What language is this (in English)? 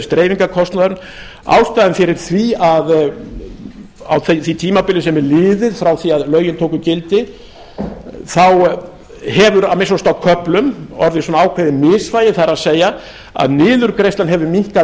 Icelandic